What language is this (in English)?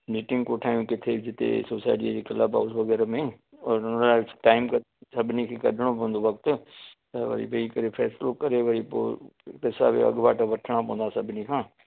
Sindhi